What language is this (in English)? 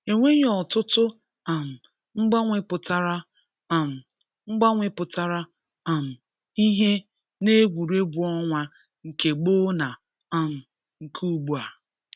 Igbo